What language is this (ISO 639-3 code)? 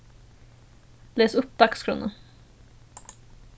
fao